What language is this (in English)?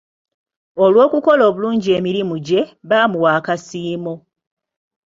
Ganda